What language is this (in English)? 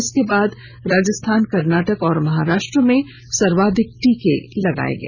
Hindi